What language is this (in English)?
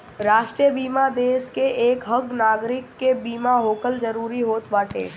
Bhojpuri